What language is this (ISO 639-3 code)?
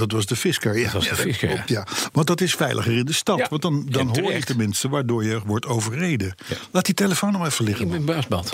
nld